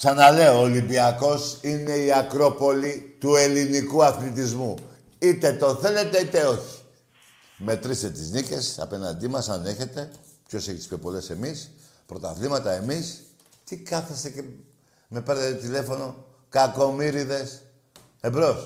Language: Greek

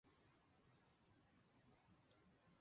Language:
Chinese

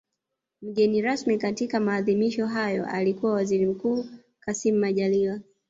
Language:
Swahili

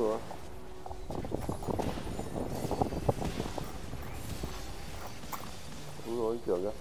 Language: Vietnamese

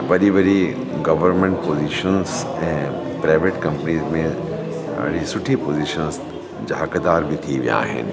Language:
Sindhi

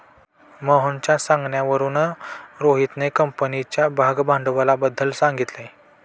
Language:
Marathi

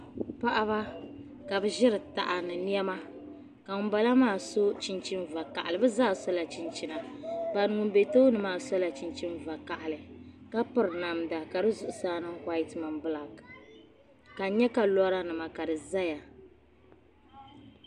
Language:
Dagbani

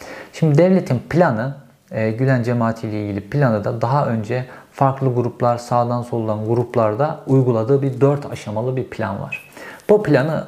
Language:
Turkish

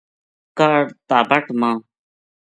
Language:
Gujari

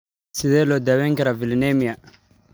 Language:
Somali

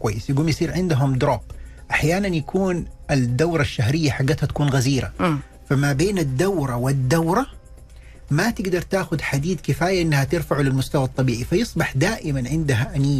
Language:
Arabic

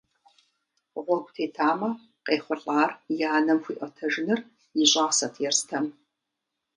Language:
Kabardian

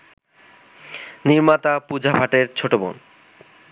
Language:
Bangla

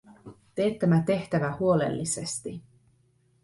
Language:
Finnish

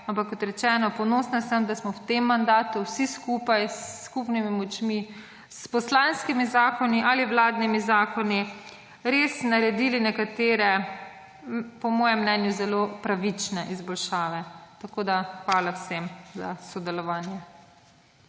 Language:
Slovenian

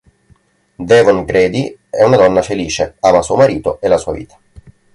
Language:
Italian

